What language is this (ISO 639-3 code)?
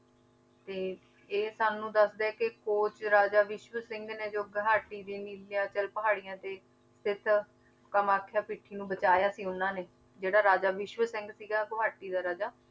pan